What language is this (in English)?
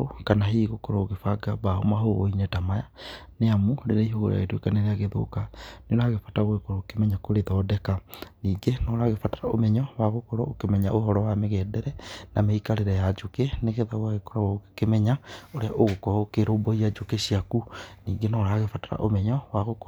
Kikuyu